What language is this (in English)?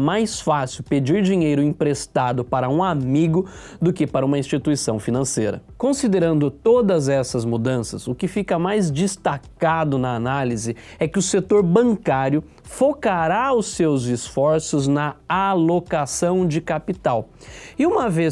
Portuguese